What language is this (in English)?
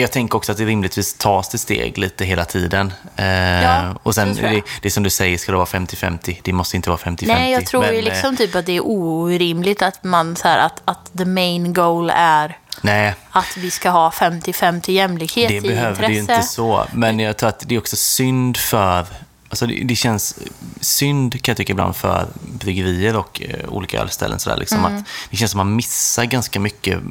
Swedish